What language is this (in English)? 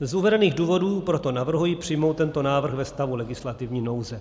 Czech